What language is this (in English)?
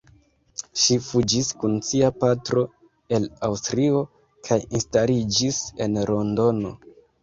Esperanto